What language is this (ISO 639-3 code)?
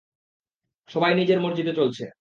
ben